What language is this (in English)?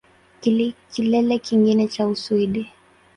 Swahili